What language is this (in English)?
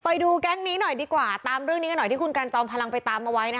Thai